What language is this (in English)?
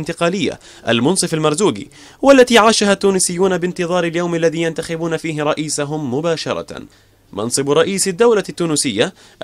Arabic